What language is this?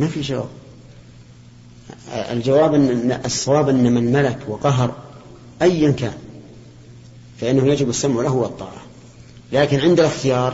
Arabic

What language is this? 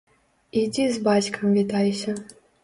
Belarusian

